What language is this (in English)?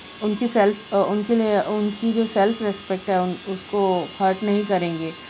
Urdu